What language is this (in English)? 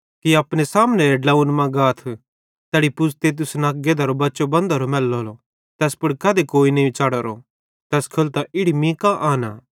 Bhadrawahi